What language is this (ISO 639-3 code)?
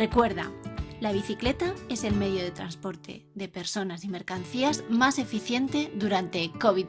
spa